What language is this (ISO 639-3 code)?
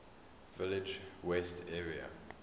eng